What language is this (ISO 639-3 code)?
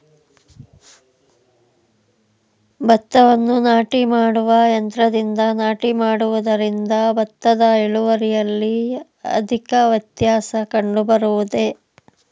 kan